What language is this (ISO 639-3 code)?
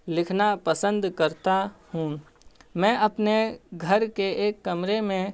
urd